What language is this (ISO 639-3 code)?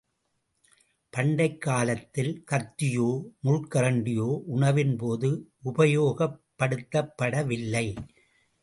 tam